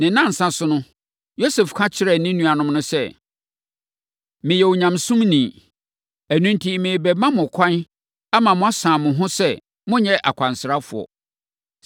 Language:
Akan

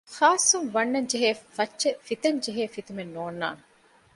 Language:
Divehi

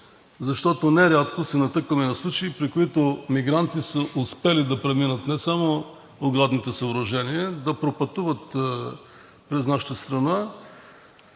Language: Bulgarian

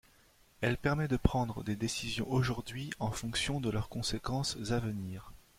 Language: French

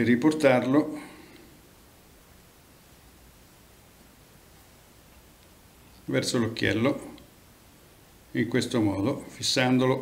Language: Italian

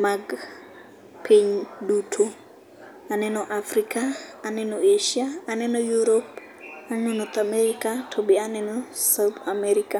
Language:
Luo (Kenya and Tanzania)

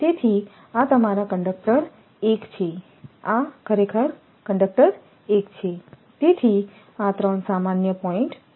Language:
Gujarati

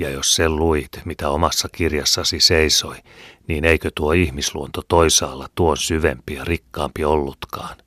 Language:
Finnish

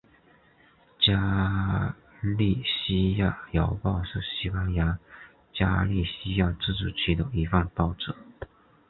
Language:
Chinese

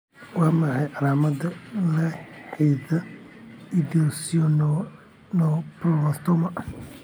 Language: Somali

